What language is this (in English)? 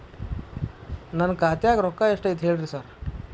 Kannada